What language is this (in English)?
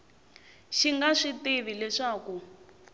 Tsonga